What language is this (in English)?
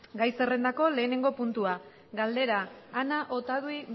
Basque